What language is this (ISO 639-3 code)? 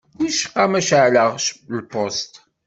kab